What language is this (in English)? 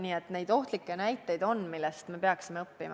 Estonian